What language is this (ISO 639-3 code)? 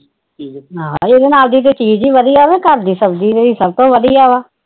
pan